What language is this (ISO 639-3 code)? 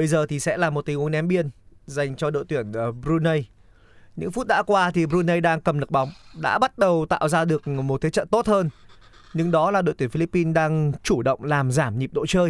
vie